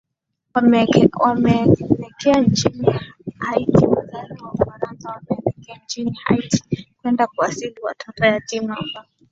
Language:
Swahili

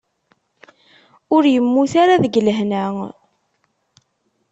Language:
Kabyle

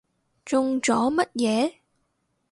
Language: Cantonese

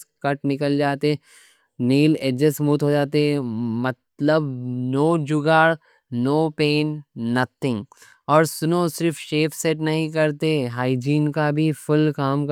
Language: Deccan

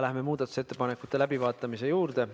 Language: Estonian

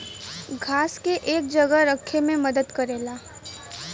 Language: Bhojpuri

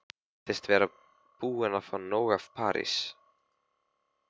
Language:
Icelandic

